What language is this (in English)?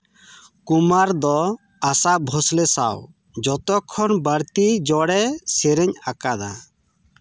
Santali